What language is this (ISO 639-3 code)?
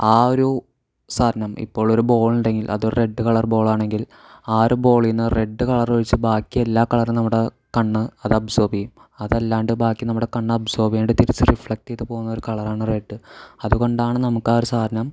mal